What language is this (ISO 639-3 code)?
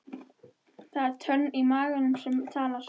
isl